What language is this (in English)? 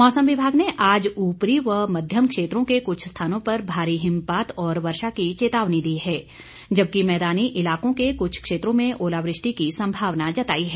Hindi